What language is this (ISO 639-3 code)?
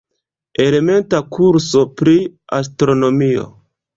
epo